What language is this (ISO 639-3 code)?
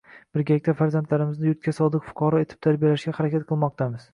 uzb